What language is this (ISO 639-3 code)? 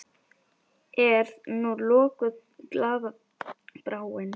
isl